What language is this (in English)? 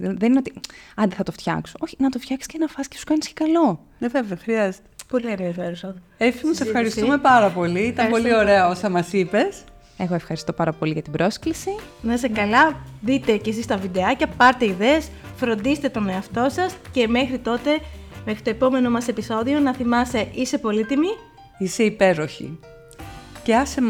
Greek